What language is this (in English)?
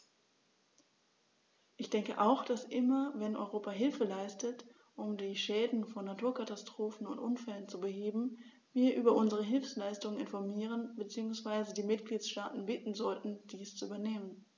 German